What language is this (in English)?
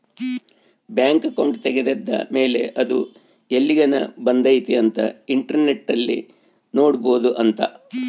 Kannada